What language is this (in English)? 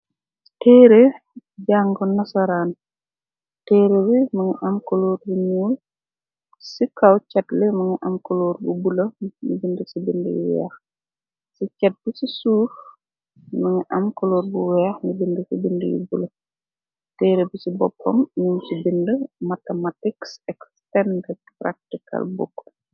Wolof